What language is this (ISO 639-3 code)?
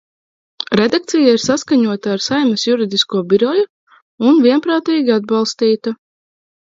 lav